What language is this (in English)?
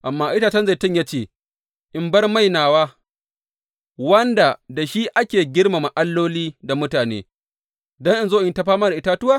Hausa